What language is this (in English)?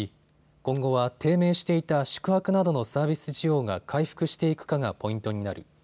Japanese